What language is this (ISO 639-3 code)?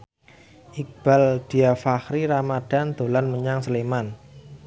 jav